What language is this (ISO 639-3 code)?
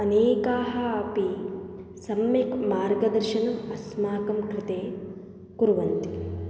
san